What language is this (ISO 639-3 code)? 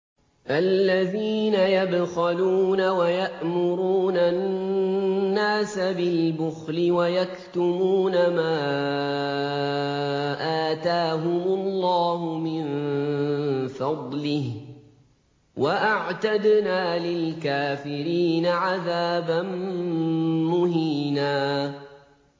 ara